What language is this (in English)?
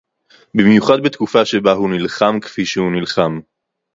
Hebrew